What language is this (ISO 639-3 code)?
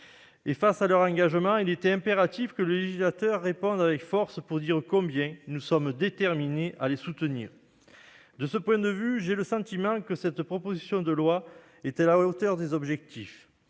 fra